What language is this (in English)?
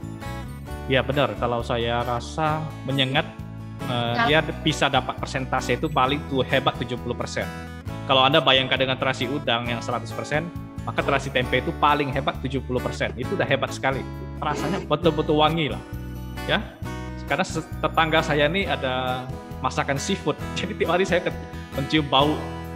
Indonesian